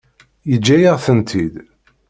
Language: Kabyle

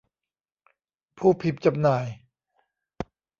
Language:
Thai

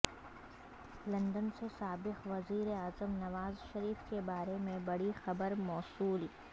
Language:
Urdu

